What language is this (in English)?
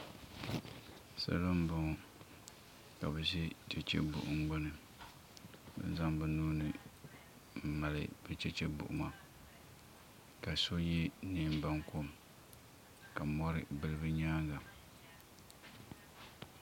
Dagbani